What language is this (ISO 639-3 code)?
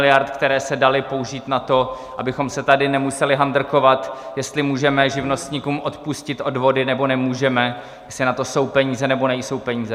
ces